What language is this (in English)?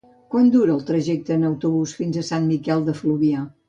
Catalan